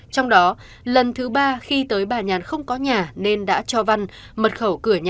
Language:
Vietnamese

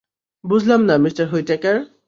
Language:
Bangla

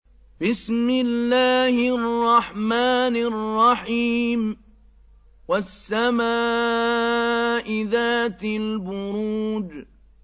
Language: Arabic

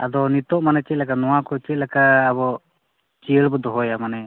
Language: Santali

